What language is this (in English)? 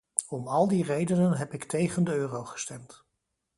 Dutch